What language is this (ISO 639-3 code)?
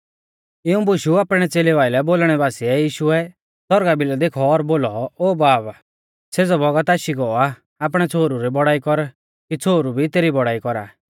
bfz